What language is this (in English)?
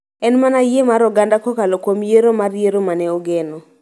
Luo (Kenya and Tanzania)